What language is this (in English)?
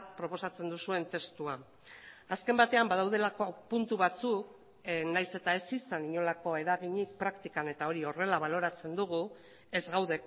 Basque